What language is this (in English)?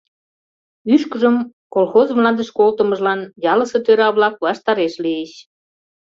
Mari